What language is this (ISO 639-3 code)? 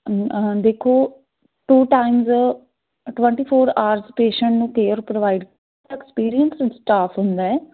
pan